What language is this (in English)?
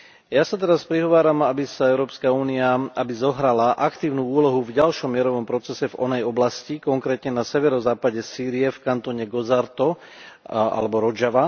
Slovak